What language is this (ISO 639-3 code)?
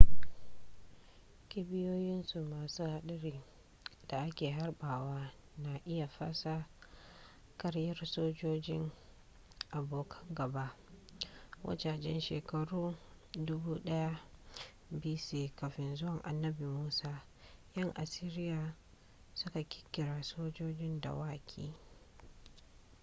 hau